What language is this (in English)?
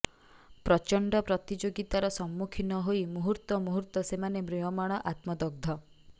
Odia